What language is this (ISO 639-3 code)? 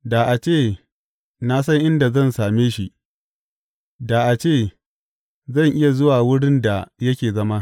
hau